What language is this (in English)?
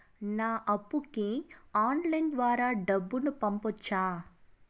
Telugu